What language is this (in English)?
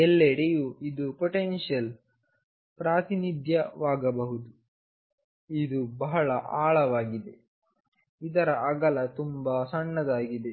Kannada